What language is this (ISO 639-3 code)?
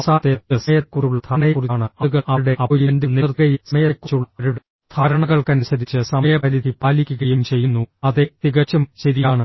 mal